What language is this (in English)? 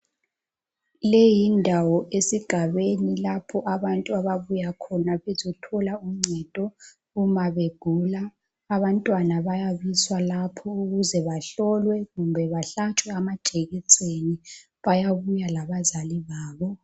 North Ndebele